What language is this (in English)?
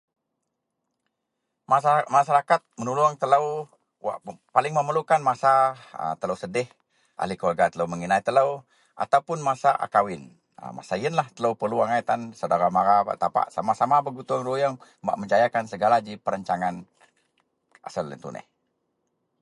Central Melanau